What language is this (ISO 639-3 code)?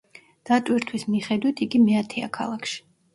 kat